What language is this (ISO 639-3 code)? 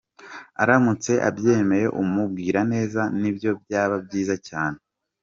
kin